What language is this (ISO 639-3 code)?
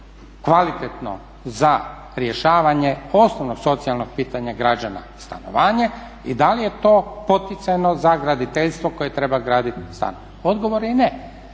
hrv